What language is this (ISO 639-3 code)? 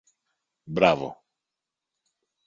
ell